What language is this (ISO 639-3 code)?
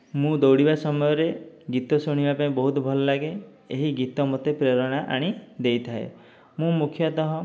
ori